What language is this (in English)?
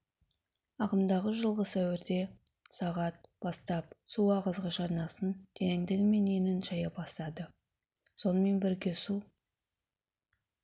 Kazakh